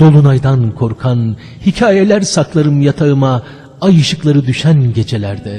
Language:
Turkish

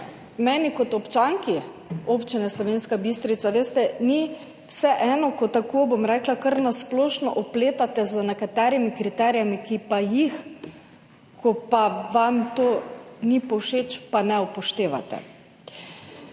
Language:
Slovenian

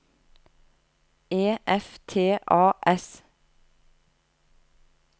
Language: Norwegian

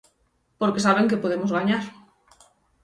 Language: Galician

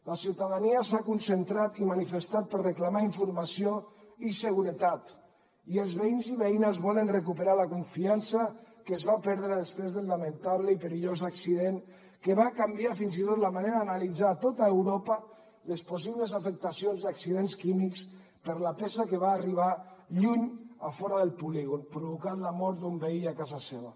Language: Catalan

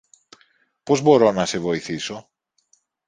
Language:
Greek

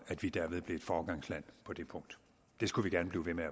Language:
Danish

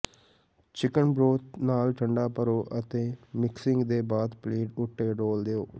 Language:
Punjabi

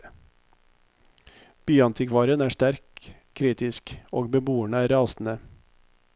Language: Norwegian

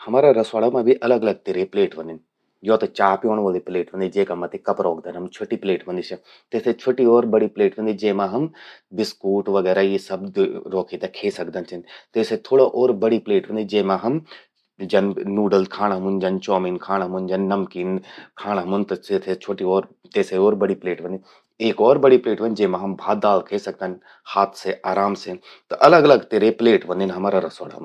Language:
Garhwali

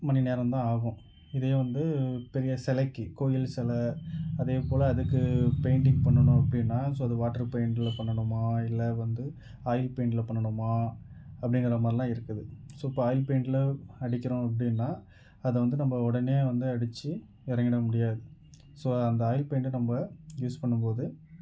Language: Tamil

